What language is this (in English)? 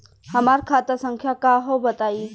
Bhojpuri